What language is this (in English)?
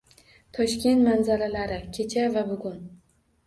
Uzbek